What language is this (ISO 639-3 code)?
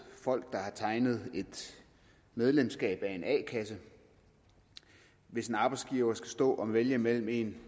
dan